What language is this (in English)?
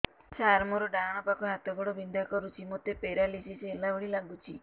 Odia